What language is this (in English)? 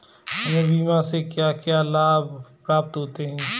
Hindi